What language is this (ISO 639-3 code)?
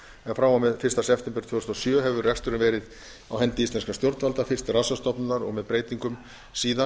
isl